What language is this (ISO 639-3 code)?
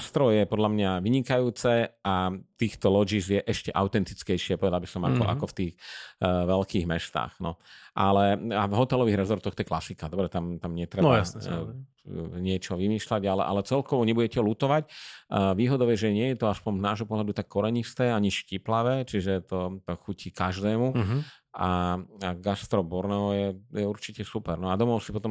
slk